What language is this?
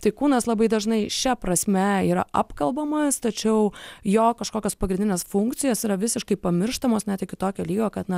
Lithuanian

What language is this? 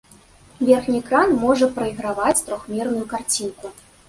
Belarusian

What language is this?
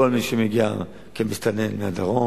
Hebrew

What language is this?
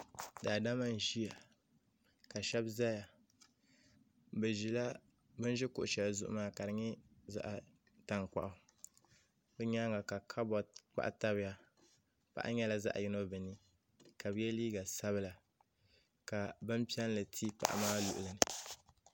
Dagbani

